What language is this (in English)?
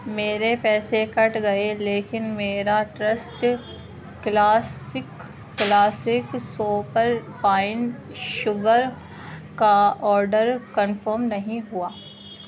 Urdu